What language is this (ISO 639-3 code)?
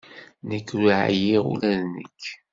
kab